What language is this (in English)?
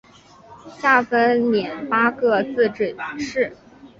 Chinese